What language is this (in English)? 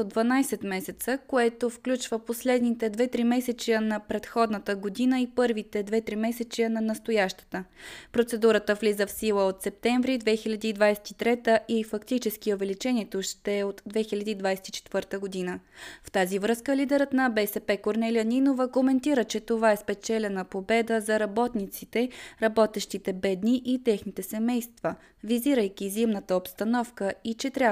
Bulgarian